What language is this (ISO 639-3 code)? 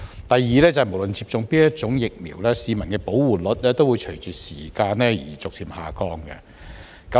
yue